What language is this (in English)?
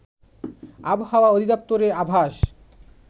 Bangla